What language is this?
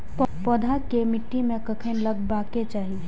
Maithili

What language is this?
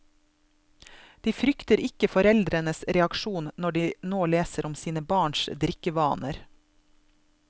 Norwegian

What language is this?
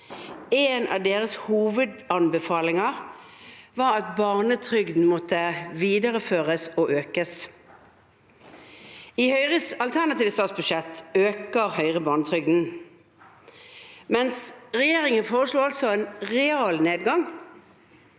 Norwegian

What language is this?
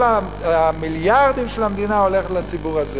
Hebrew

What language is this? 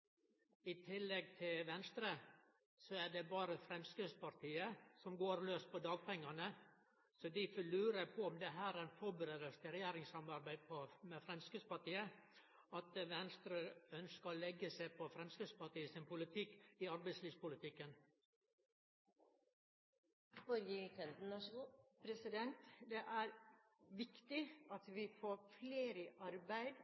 Norwegian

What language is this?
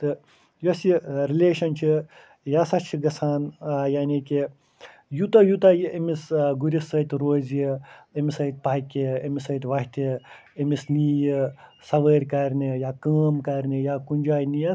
Kashmiri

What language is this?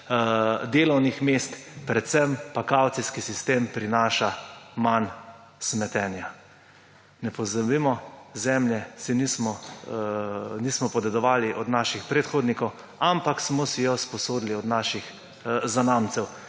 Slovenian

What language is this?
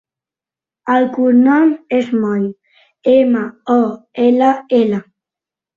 Catalan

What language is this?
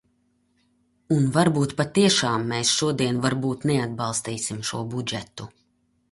Latvian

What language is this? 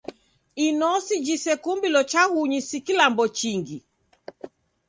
Taita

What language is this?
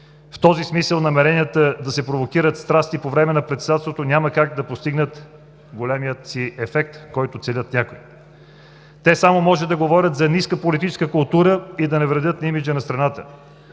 Bulgarian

